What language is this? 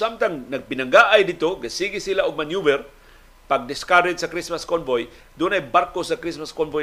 Filipino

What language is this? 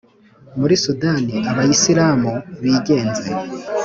Kinyarwanda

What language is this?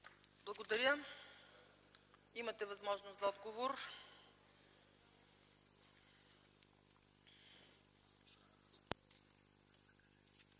Bulgarian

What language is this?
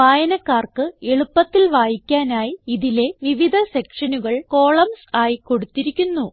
Malayalam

